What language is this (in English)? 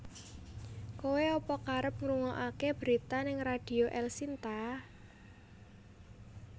Javanese